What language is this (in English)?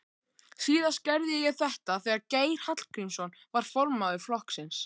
Icelandic